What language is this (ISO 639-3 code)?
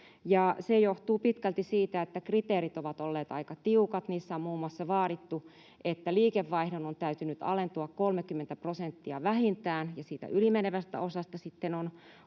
fin